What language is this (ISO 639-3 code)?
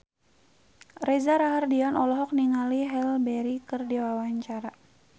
sun